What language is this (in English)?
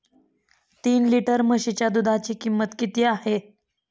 Marathi